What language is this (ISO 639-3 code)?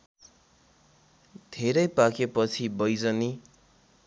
nep